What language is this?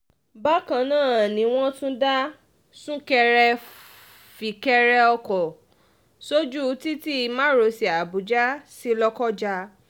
Yoruba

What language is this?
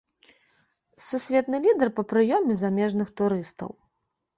Belarusian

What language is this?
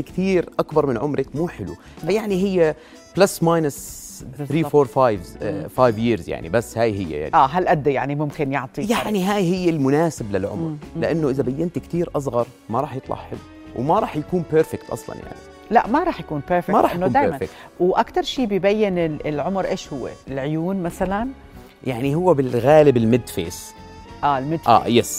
Arabic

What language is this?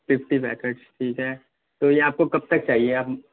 Urdu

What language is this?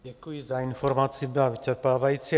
Czech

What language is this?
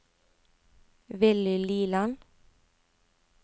Norwegian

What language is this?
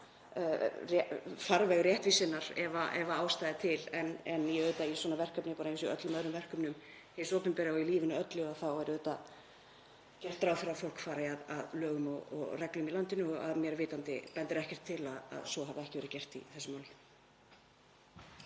Icelandic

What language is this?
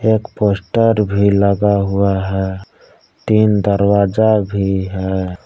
Hindi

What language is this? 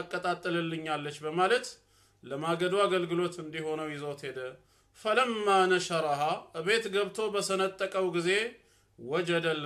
Arabic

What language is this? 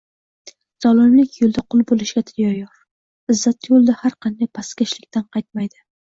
Uzbek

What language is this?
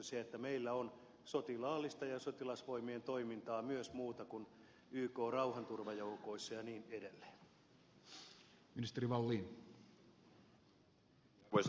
Finnish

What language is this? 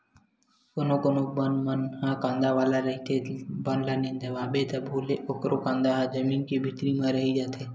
Chhattisgarhi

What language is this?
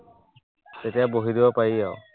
Assamese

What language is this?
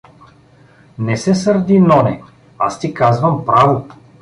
Bulgarian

